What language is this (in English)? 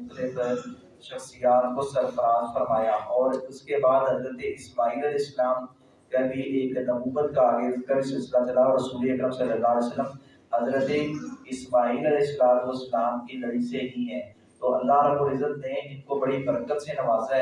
Urdu